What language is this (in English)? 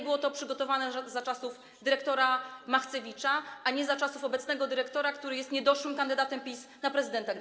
Polish